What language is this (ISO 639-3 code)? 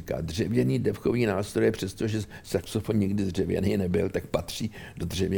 ces